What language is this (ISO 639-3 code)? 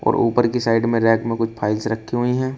hin